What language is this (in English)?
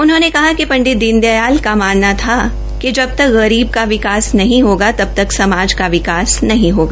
Hindi